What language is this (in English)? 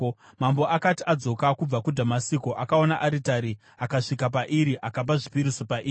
Shona